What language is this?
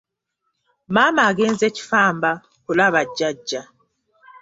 Ganda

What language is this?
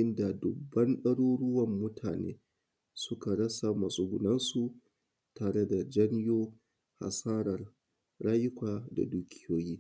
Hausa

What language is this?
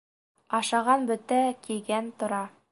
Bashkir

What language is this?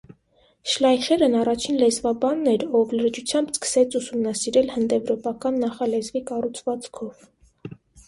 Armenian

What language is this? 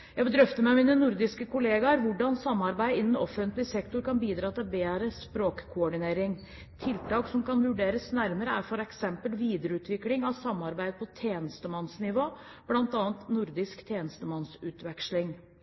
Norwegian Bokmål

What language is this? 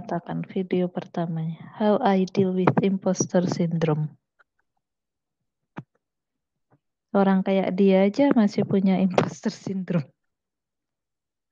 Indonesian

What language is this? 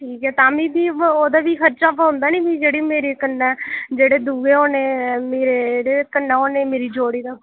Dogri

